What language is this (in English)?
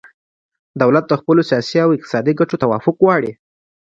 Pashto